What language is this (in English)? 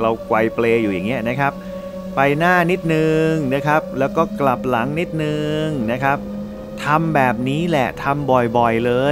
Thai